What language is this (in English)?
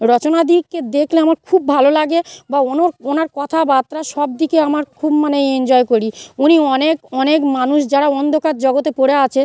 Bangla